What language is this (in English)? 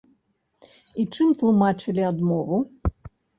Belarusian